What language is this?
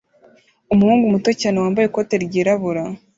Kinyarwanda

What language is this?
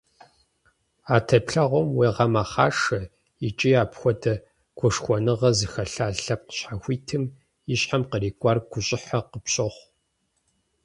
Kabardian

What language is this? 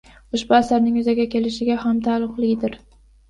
Uzbek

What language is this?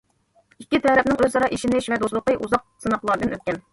Uyghur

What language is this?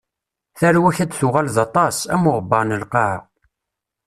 Kabyle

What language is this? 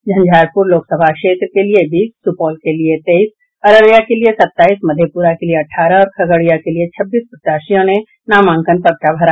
Hindi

